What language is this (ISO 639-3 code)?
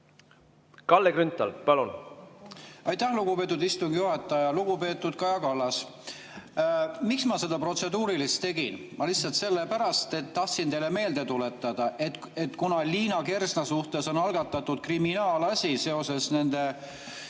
est